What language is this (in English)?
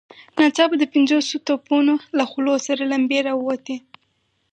Pashto